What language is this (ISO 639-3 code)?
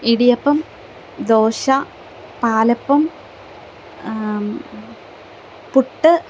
mal